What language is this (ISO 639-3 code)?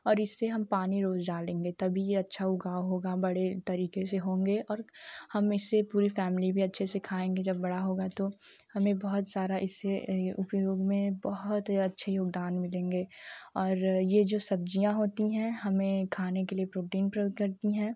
hin